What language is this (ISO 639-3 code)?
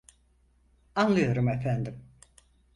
tur